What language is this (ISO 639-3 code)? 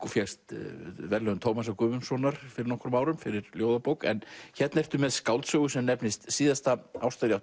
isl